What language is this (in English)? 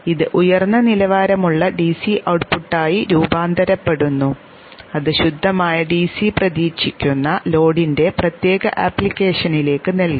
Malayalam